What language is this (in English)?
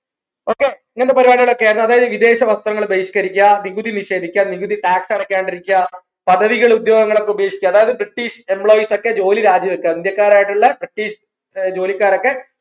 Malayalam